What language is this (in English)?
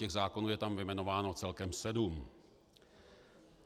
Czech